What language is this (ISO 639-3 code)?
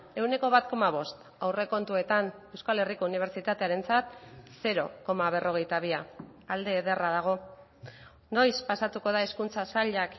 eus